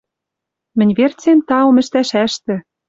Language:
Western Mari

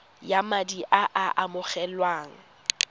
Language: Tswana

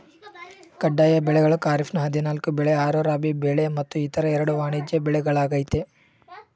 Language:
Kannada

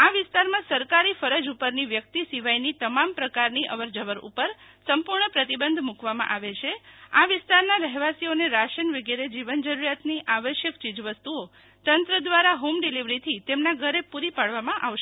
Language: Gujarati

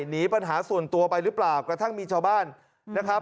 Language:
Thai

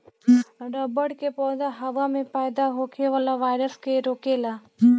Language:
Bhojpuri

